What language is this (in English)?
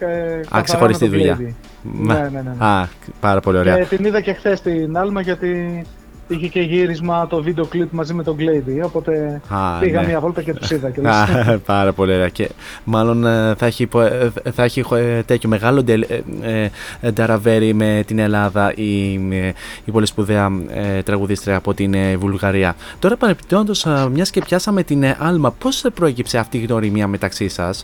Greek